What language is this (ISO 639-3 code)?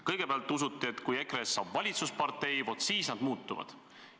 est